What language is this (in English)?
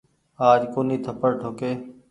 Goaria